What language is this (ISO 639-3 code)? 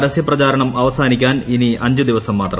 mal